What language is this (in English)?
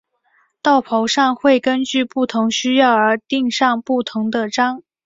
Chinese